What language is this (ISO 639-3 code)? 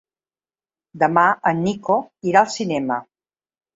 cat